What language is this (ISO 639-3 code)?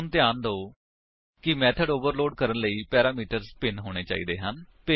pan